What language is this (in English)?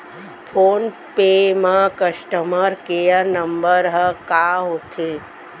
Chhattisgarhi